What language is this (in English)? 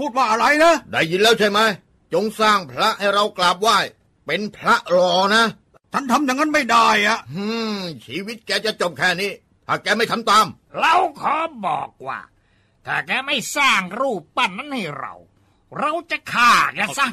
Thai